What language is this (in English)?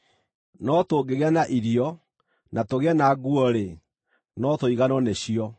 Kikuyu